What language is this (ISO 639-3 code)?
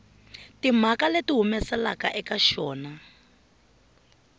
tso